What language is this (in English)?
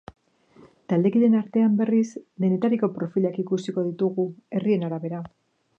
Basque